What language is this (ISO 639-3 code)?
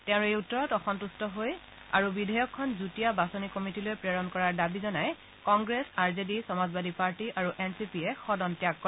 asm